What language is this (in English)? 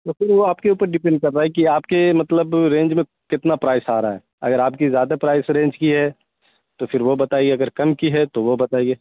Urdu